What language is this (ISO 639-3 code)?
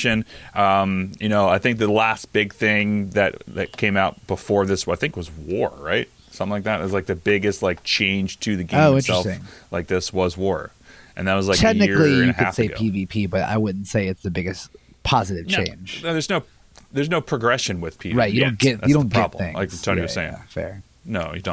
eng